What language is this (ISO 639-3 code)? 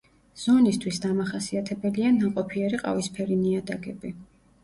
kat